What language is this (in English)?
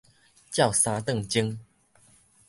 Min Nan Chinese